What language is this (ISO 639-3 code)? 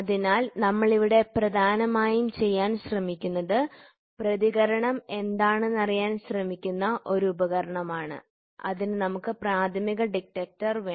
mal